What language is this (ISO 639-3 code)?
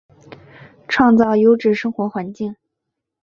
zho